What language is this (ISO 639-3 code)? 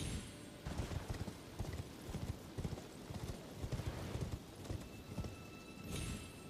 swe